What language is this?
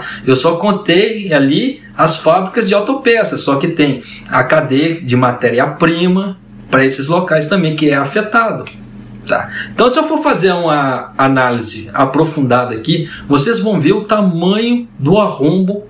Portuguese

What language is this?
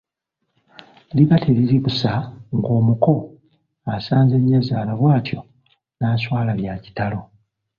Ganda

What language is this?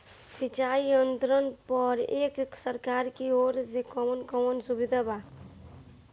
Bhojpuri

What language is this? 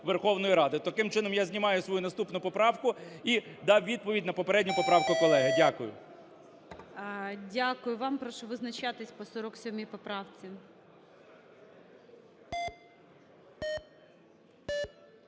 Ukrainian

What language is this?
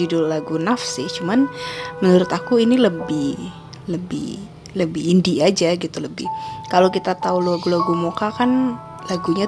Indonesian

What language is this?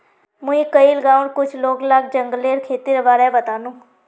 Magahi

